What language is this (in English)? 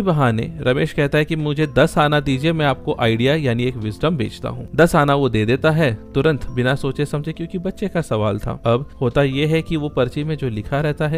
Hindi